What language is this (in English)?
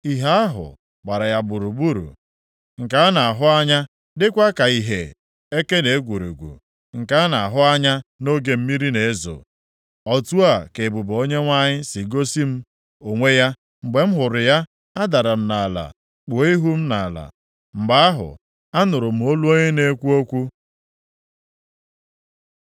Igbo